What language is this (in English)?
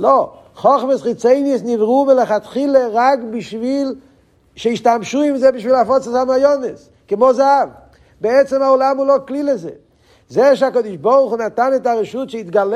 Hebrew